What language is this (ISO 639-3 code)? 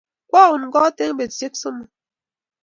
kln